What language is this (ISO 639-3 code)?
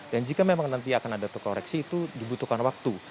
ind